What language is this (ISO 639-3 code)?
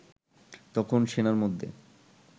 ben